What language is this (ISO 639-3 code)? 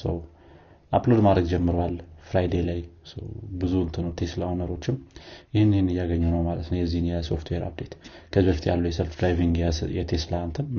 amh